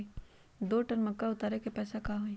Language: Magahi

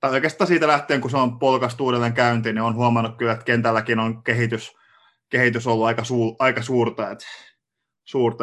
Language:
Finnish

